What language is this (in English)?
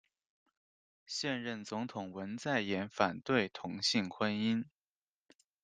Chinese